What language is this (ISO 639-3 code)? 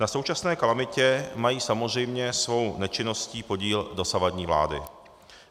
ces